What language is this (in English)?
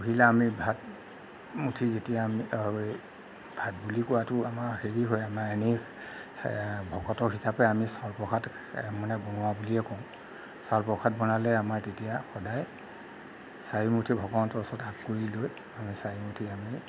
Assamese